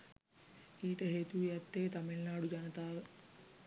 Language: Sinhala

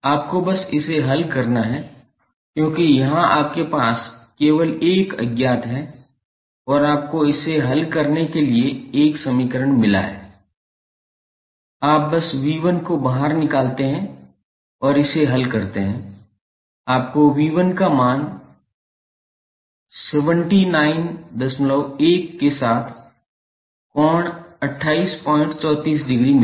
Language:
Hindi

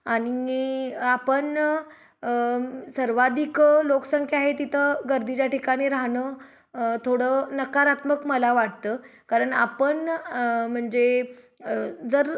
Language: Marathi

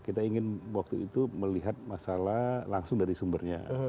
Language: Indonesian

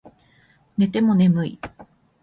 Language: Japanese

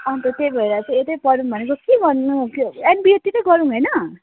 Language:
Nepali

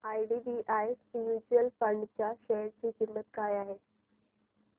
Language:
Marathi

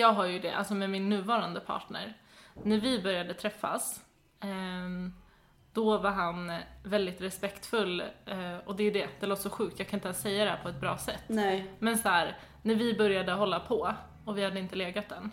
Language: Swedish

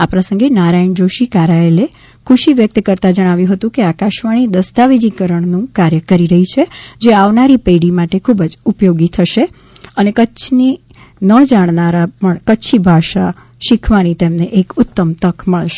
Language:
Gujarati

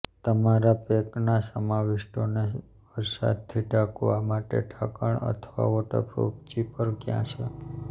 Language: Gujarati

